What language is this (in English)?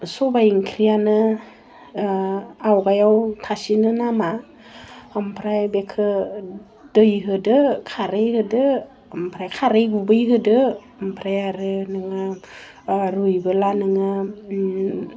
Bodo